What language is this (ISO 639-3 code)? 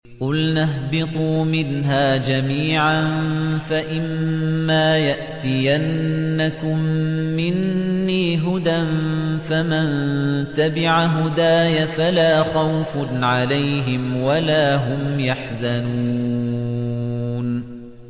ara